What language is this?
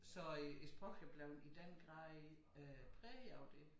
Danish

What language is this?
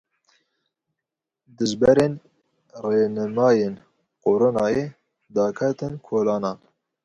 Kurdish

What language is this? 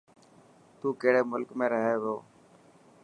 Dhatki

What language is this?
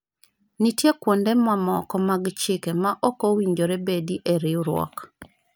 Luo (Kenya and Tanzania)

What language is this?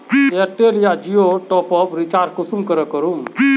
Magahi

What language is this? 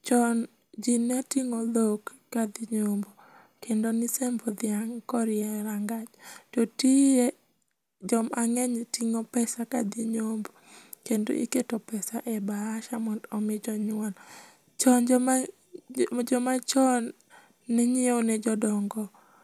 Luo (Kenya and Tanzania)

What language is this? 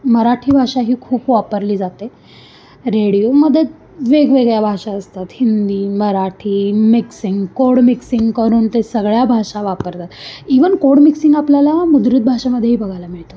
Marathi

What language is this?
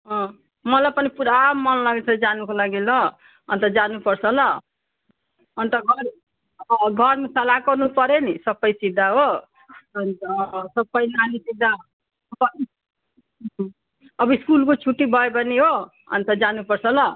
Nepali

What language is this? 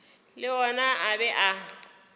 Northern Sotho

